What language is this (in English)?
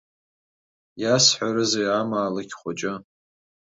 Abkhazian